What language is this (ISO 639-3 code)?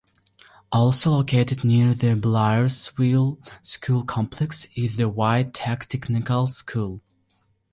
eng